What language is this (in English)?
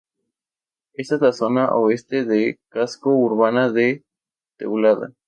Spanish